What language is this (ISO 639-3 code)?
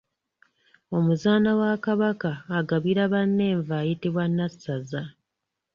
lug